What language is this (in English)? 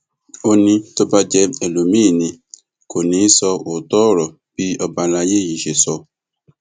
Yoruba